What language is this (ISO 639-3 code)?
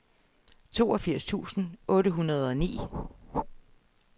dan